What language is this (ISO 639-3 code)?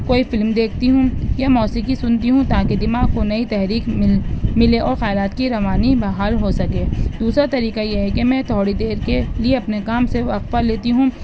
urd